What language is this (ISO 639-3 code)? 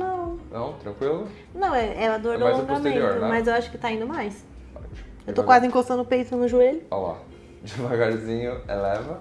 por